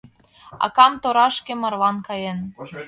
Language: Mari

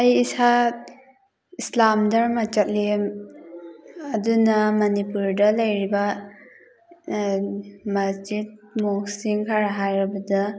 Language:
Manipuri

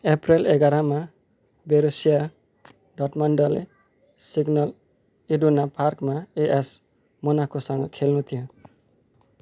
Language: Nepali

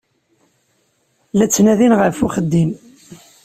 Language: Kabyle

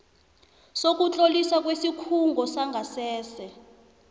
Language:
South Ndebele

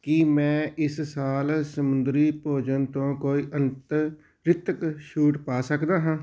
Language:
Punjabi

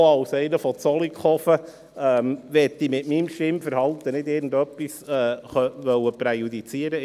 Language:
Swiss German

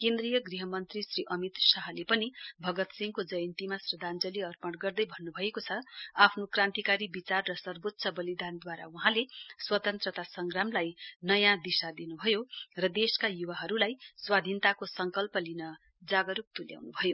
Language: Nepali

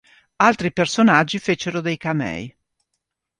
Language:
Italian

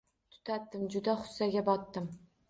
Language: Uzbek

